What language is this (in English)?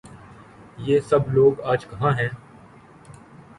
Urdu